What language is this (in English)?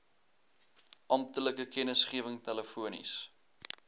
Afrikaans